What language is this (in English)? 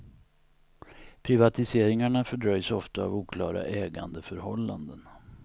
Swedish